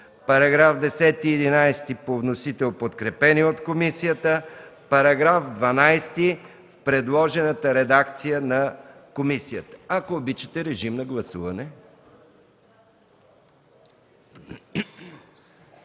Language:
Bulgarian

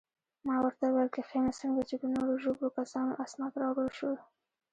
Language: Pashto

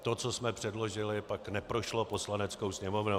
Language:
Czech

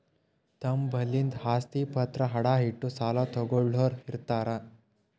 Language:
Kannada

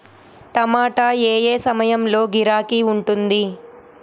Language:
Telugu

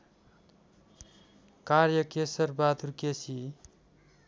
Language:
Nepali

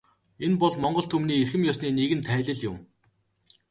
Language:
Mongolian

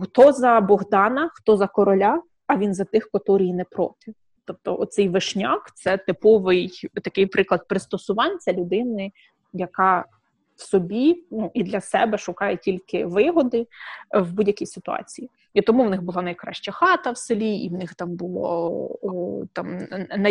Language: Ukrainian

